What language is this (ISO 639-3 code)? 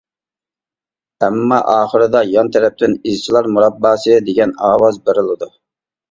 uig